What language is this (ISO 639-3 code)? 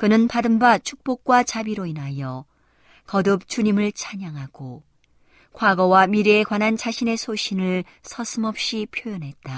kor